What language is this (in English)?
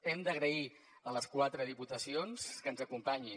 Catalan